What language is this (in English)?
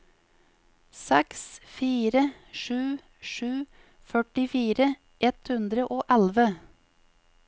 Norwegian